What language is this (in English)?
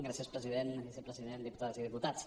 Catalan